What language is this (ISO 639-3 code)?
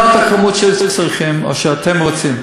heb